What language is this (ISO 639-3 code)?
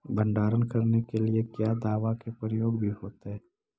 mag